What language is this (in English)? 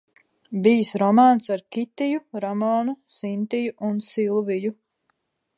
Latvian